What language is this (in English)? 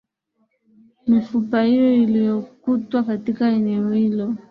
Swahili